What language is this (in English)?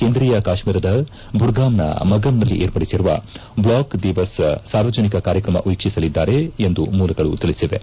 Kannada